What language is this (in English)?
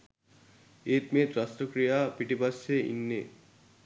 Sinhala